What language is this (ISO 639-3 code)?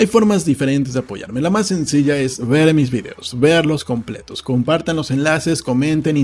spa